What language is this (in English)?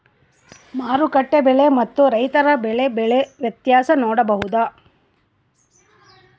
Kannada